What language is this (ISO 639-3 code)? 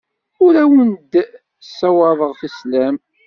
kab